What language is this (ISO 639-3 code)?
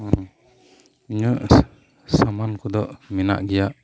sat